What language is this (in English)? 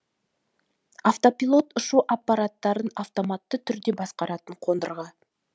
Kazakh